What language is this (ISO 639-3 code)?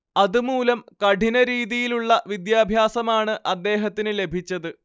mal